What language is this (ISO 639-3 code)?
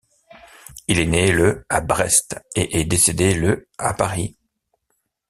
fra